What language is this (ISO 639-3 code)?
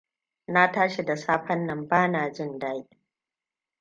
hau